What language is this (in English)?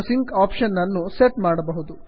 Kannada